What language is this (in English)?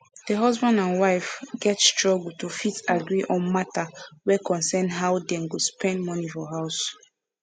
Nigerian Pidgin